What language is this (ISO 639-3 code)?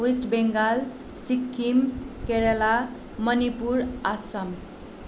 nep